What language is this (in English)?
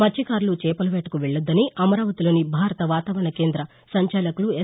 Telugu